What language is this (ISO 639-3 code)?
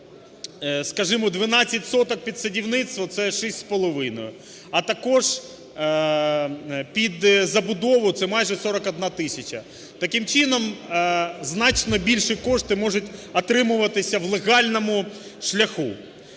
ukr